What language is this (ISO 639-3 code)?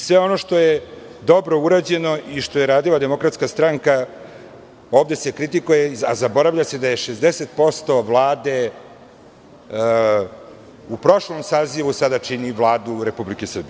srp